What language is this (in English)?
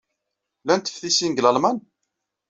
Kabyle